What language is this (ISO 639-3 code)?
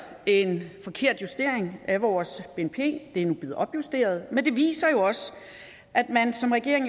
dan